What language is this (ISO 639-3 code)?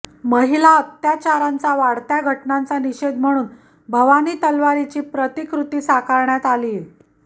mar